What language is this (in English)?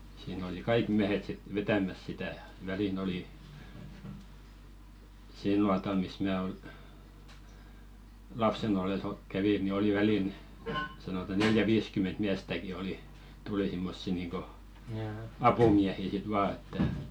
Finnish